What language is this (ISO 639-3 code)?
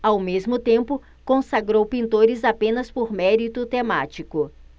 por